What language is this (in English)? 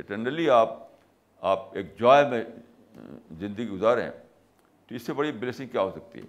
Urdu